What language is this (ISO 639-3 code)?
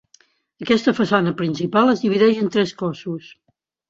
cat